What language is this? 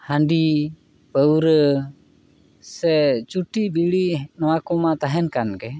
Santali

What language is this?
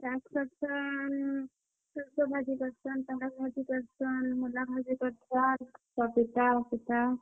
Odia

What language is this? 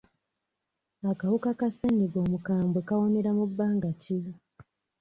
Ganda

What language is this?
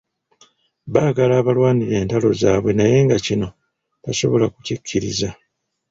Ganda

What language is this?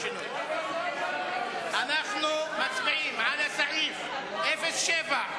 Hebrew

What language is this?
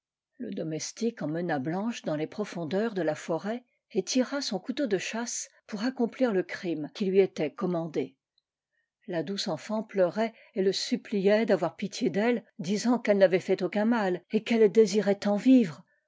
French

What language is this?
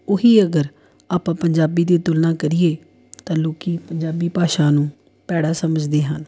Punjabi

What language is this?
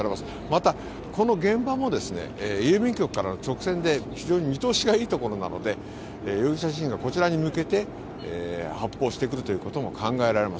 Japanese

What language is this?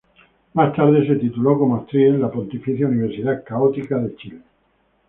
Spanish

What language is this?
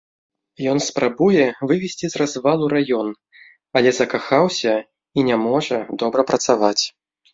Belarusian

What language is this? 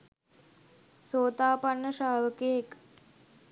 Sinhala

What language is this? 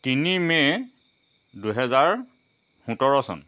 Assamese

